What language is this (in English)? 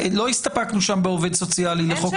Hebrew